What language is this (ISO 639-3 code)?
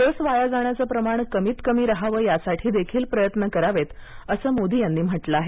mar